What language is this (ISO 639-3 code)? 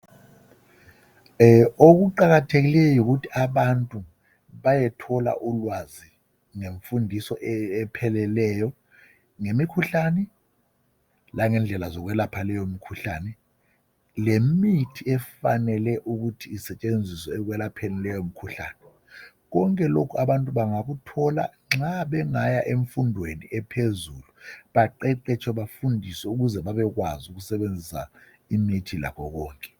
nde